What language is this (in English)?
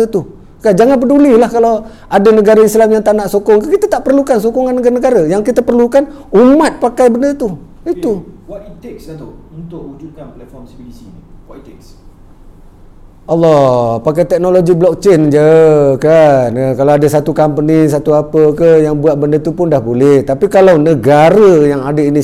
Malay